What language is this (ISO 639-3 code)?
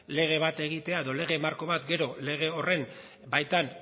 eus